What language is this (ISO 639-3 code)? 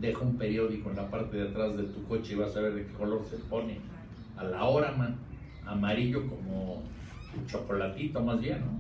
spa